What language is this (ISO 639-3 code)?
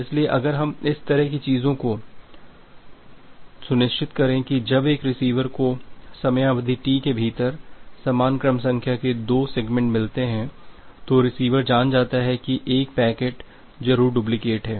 hin